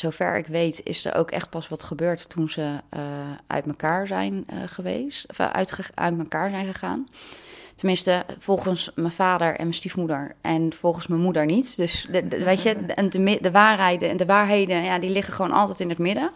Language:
Dutch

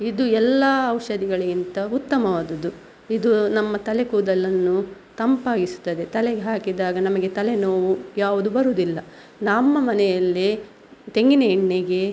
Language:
Kannada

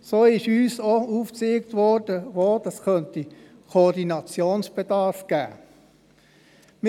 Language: Swiss German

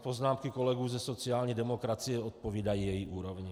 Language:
Czech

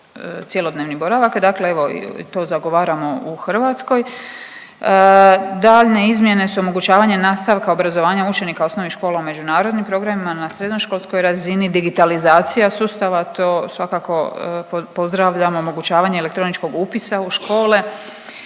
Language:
Croatian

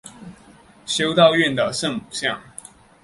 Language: Chinese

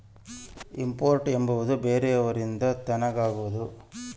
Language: Kannada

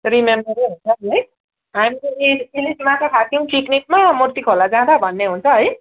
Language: Nepali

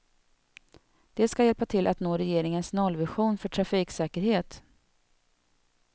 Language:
Swedish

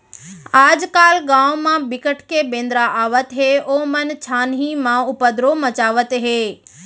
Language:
Chhattisgarhi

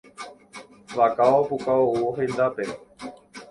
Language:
Guarani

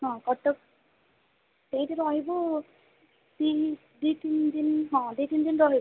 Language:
Odia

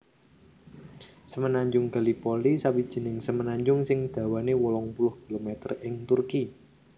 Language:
Javanese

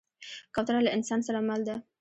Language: Pashto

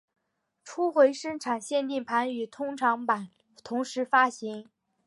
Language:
Chinese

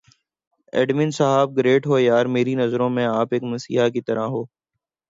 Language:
Urdu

